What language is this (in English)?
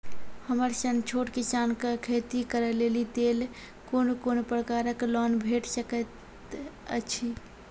Maithili